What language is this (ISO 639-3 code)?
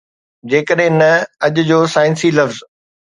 snd